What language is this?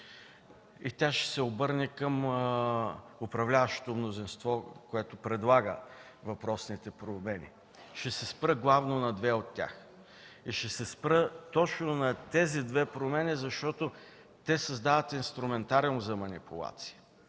Bulgarian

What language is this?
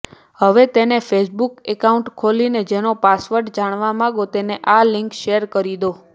Gujarati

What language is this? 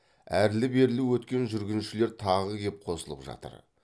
Kazakh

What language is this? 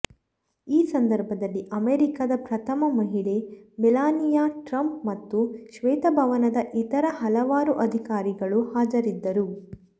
Kannada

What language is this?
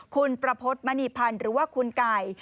Thai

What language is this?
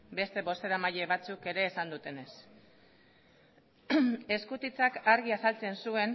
Basque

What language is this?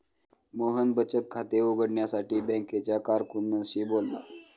Marathi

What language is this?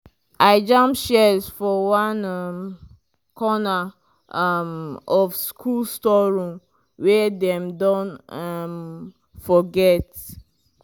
Nigerian Pidgin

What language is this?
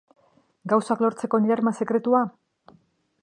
Basque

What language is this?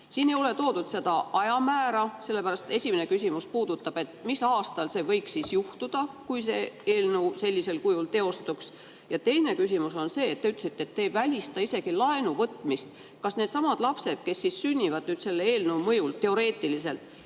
Estonian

